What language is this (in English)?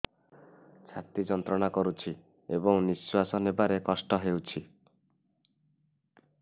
Odia